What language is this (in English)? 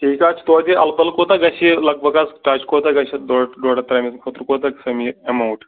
Kashmiri